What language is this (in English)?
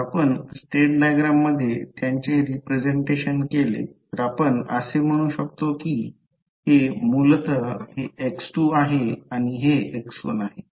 Marathi